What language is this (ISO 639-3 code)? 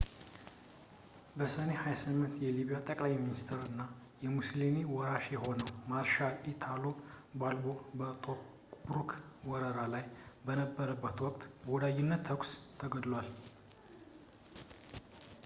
amh